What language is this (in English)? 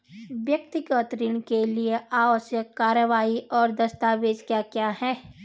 Hindi